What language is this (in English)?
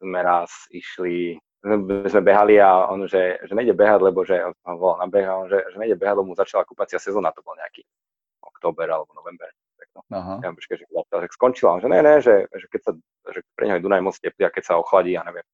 Slovak